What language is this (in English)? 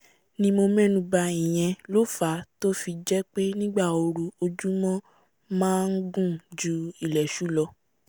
Yoruba